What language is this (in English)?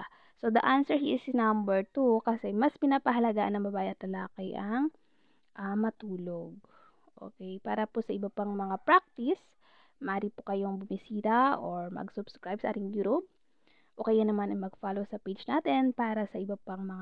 Filipino